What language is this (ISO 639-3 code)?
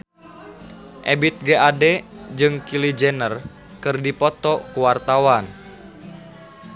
sun